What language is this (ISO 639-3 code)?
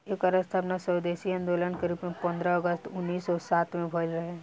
bho